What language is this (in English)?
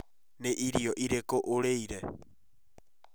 Kikuyu